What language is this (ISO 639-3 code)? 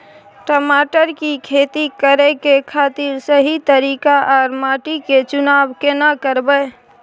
mai